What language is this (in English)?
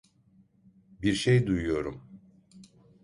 Turkish